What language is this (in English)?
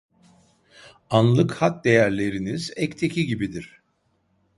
Turkish